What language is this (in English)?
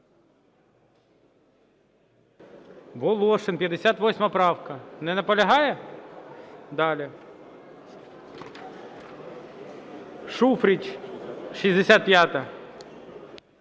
Ukrainian